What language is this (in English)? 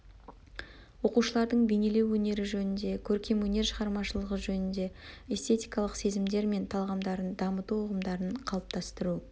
Kazakh